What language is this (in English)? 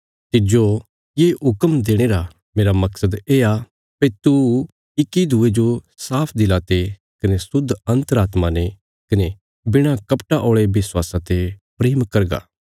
Bilaspuri